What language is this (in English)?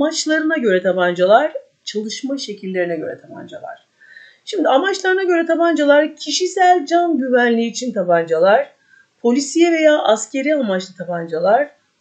Turkish